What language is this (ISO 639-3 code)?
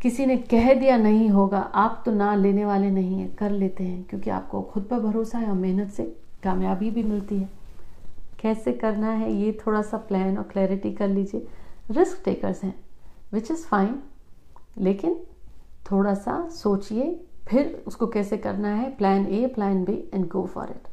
hin